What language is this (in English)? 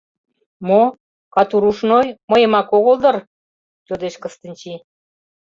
Mari